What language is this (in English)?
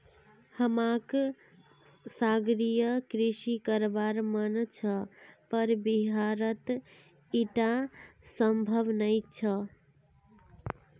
Magahi